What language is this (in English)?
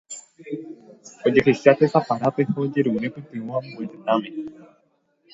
Guarani